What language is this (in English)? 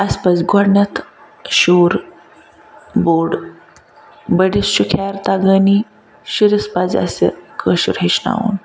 Kashmiri